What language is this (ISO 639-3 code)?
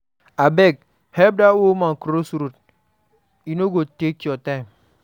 pcm